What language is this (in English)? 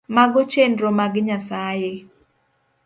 Luo (Kenya and Tanzania)